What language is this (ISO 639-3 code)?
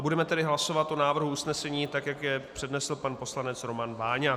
ces